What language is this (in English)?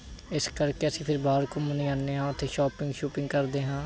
Punjabi